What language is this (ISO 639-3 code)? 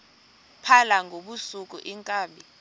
xho